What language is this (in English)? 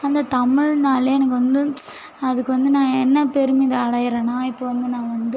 Tamil